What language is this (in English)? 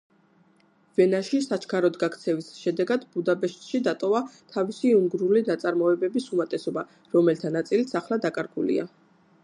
Georgian